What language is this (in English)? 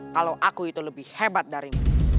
Indonesian